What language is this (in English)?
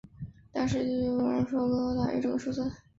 Chinese